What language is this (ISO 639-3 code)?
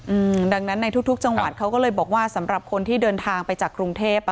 tha